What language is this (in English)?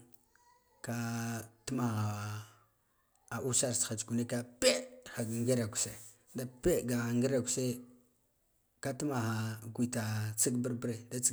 Guduf-Gava